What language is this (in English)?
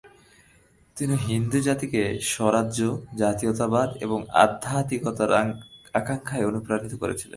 Bangla